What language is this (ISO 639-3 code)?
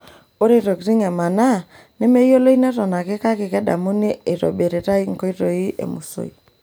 mas